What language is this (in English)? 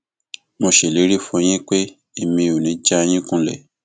Yoruba